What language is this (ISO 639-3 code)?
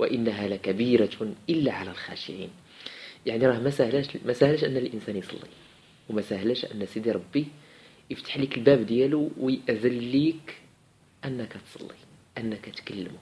ara